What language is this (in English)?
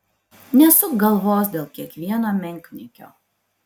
Lithuanian